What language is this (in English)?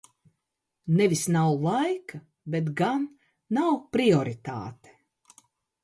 Latvian